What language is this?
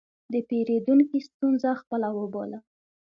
Pashto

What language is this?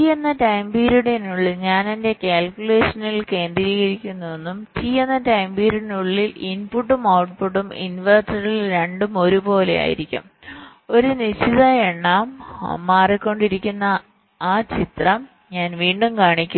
Malayalam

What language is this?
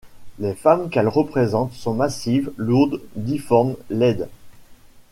French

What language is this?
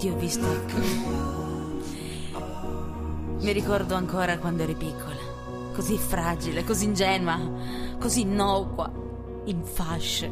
Italian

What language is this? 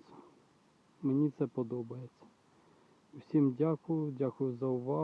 Ukrainian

